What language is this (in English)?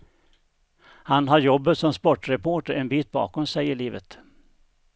Swedish